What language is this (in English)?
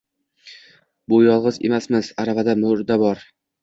Uzbek